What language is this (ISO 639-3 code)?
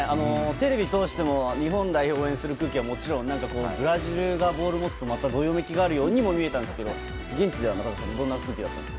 jpn